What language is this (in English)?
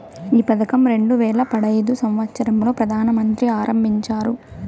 Telugu